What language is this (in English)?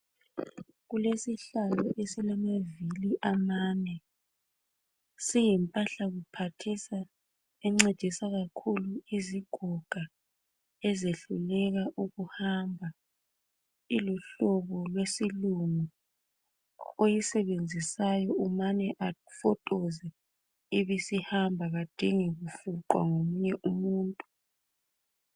North Ndebele